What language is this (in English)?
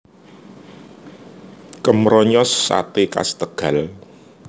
Javanese